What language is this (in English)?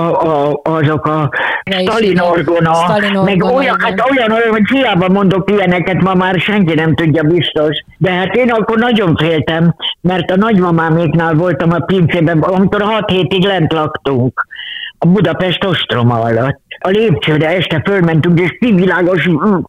Hungarian